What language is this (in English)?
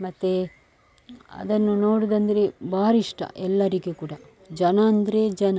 Kannada